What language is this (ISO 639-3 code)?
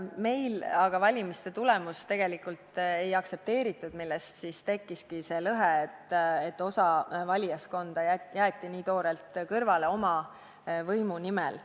est